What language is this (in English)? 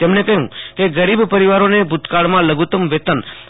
Gujarati